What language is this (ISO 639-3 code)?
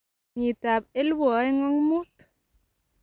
kln